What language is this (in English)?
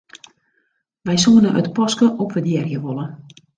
Western Frisian